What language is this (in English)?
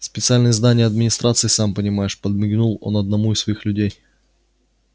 Russian